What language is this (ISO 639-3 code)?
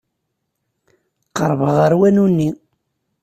kab